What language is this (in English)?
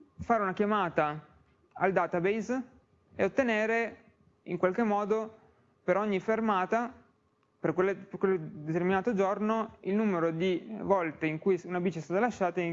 Italian